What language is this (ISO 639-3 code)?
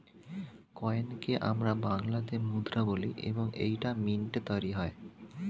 ben